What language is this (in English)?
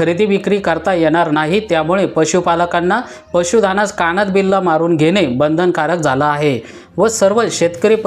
Marathi